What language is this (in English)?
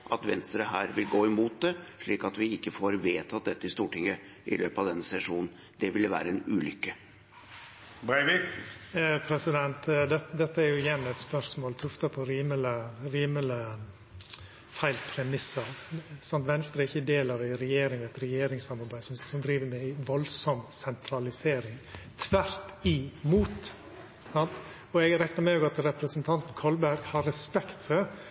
Norwegian